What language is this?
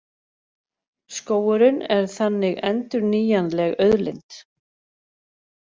Icelandic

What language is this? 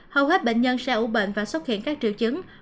Vietnamese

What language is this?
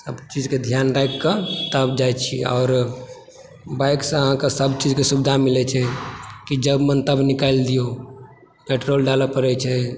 Maithili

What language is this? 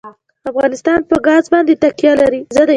Pashto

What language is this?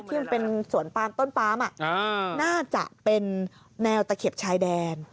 Thai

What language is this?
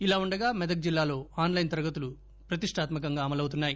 Telugu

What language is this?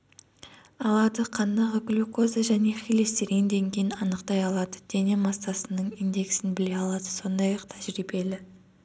Kazakh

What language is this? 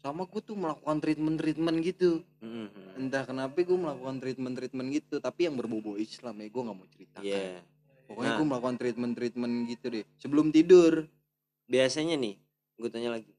Indonesian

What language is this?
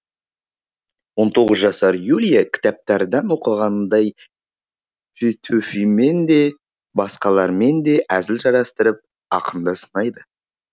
Kazakh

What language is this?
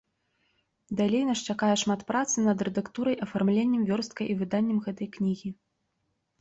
Belarusian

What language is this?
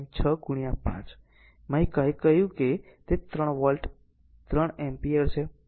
Gujarati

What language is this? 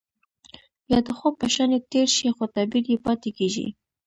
Pashto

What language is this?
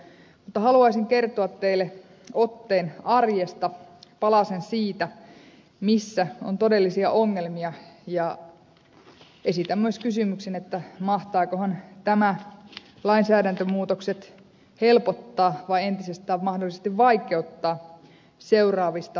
Finnish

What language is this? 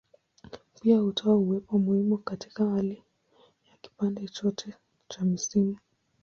Swahili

